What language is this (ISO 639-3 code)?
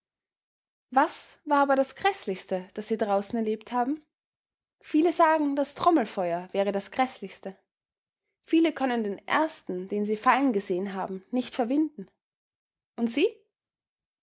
deu